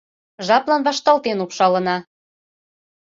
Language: Mari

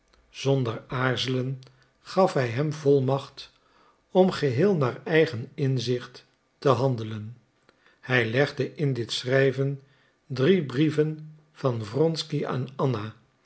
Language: Dutch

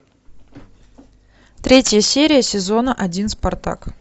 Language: Russian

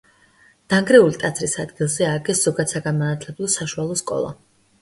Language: Georgian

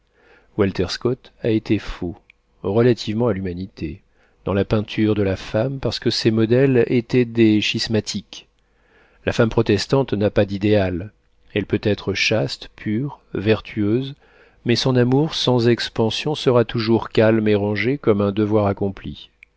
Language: French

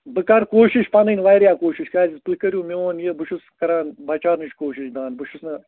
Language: Kashmiri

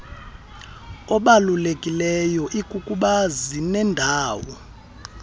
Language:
Xhosa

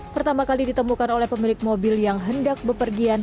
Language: Indonesian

